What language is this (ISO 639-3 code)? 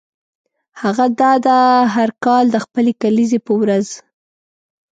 pus